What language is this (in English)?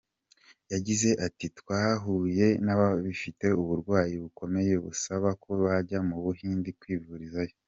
Kinyarwanda